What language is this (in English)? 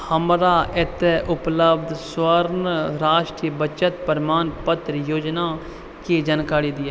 Maithili